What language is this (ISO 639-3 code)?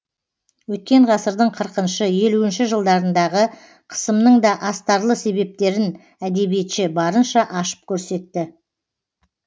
kaz